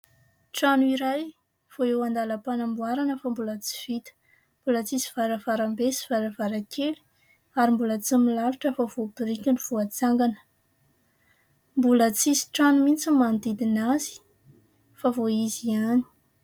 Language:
Malagasy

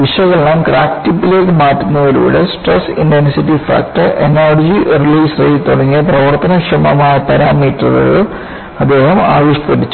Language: Malayalam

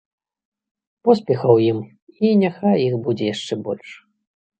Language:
Belarusian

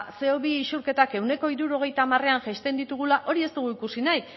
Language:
Basque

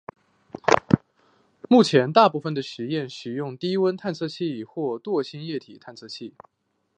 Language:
Chinese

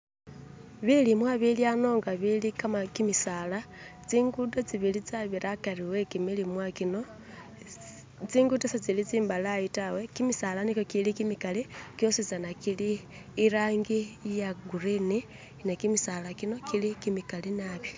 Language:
Masaaba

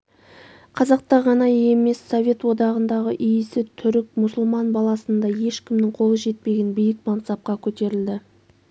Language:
Kazakh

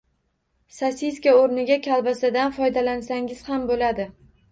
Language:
Uzbek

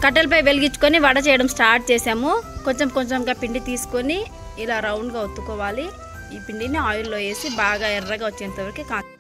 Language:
Telugu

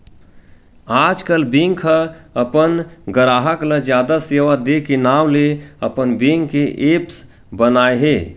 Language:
Chhattisgarhi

